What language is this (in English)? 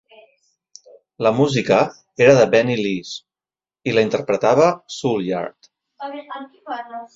Catalan